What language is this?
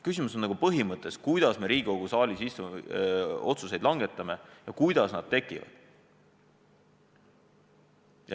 Estonian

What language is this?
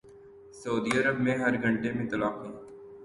Urdu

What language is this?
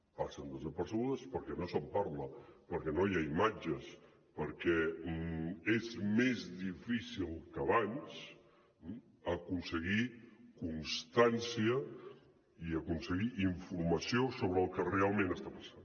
Catalan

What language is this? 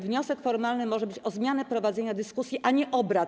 Polish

